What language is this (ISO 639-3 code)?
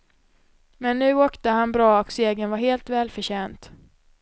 swe